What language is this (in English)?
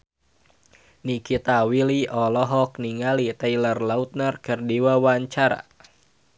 Sundanese